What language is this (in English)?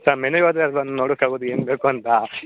Kannada